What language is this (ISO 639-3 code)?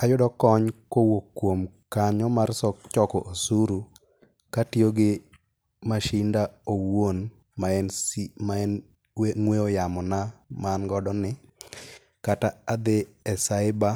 luo